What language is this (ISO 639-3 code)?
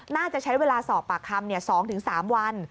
tha